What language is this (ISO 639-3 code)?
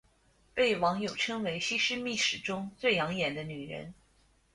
zho